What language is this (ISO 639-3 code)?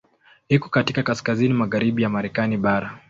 swa